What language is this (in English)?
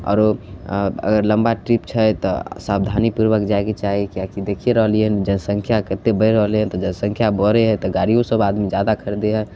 Maithili